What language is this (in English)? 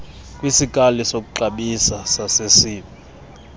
Xhosa